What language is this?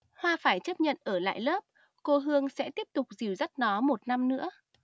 Vietnamese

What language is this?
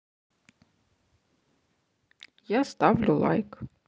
Russian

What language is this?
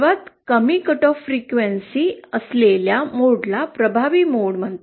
Marathi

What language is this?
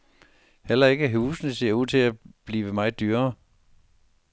Danish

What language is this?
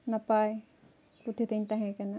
Santali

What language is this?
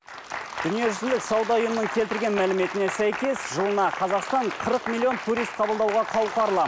Kazakh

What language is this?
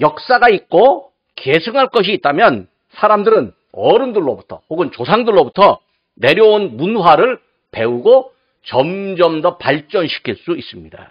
Korean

